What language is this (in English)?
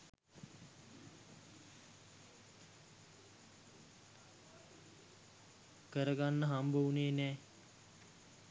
Sinhala